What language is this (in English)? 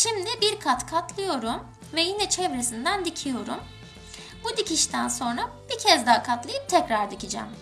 Turkish